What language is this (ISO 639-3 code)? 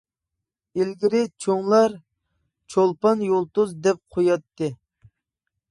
uig